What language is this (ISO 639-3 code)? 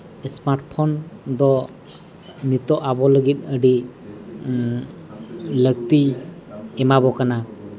sat